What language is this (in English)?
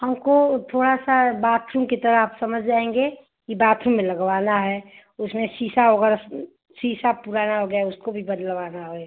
Hindi